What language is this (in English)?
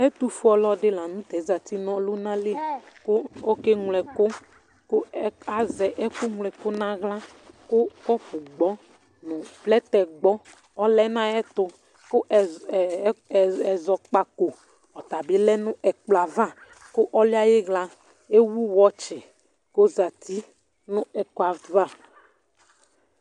Ikposo